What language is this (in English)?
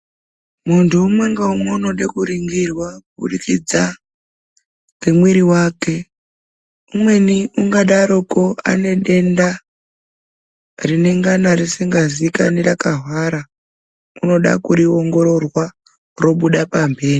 Ndau